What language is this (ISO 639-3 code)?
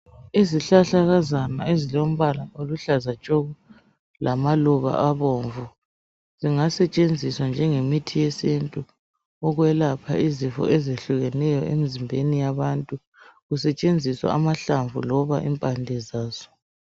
nde